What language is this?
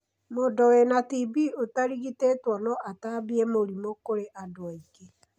Kikuyu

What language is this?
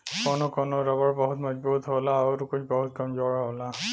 Bhojpuri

